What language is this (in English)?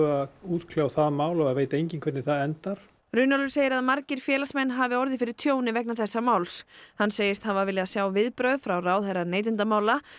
Icelandic